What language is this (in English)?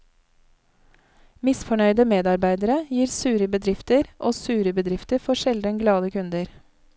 Norwegian